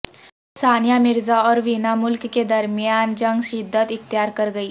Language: Urdu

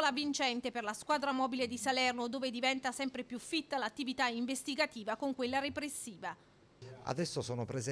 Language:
Italian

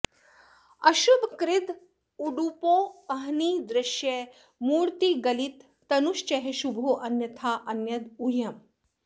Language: Sanskrit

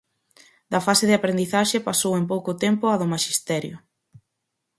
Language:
Galician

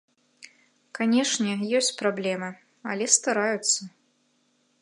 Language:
Belarusian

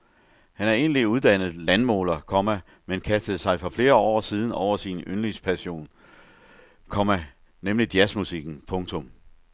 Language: Danish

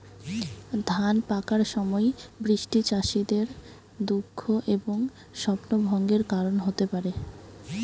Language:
Bangla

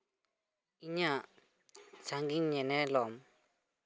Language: Santali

